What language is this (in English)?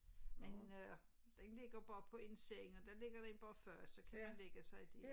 Danish